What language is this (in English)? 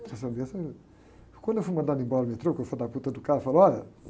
Portuguese